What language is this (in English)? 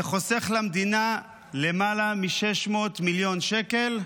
Hebrew